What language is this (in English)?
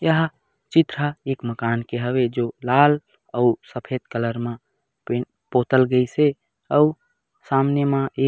Chhattisgarhi